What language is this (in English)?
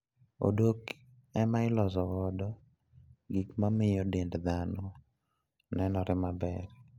Luo (Kenya and Tanzania)